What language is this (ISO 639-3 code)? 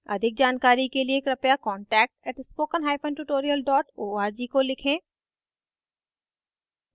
hin